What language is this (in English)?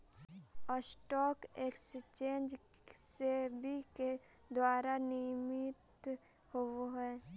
Magahi